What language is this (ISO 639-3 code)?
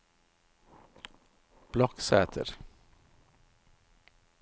nor